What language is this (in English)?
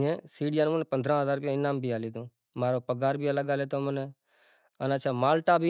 Kachi Koli